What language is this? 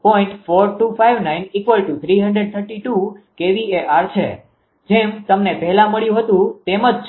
Gujarati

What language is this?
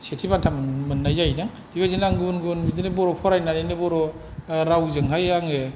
Bodo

